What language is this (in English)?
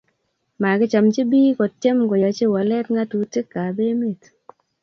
Kalenjin